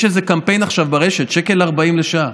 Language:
Hebrew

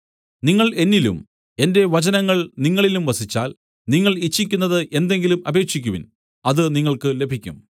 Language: Malayalam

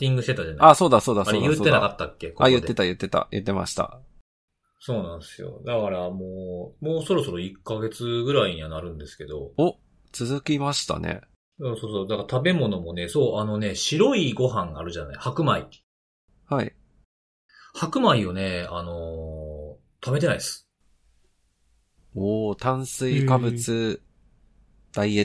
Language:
Japanese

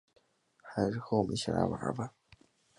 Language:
Chinese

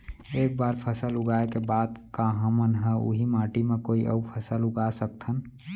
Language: Chhattisgarhi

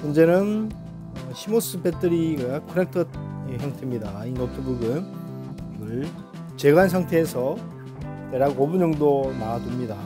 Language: Korean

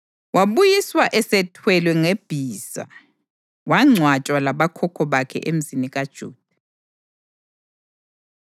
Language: North Ndebele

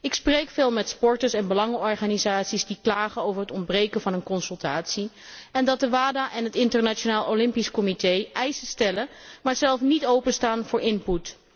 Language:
Dutch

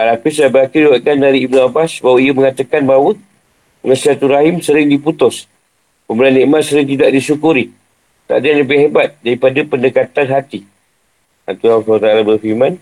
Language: Malay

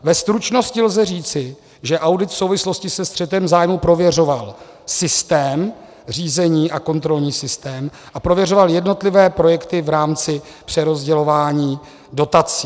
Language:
Czech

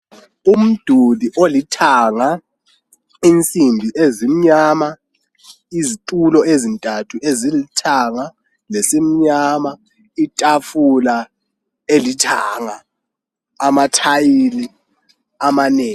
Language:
North Ndebele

